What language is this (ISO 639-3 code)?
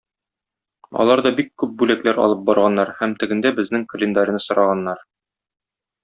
tat